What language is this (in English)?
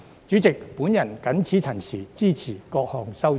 Cantonese